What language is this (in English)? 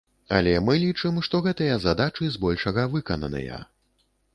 Belarusian